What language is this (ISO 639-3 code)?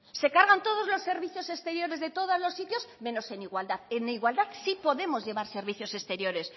spa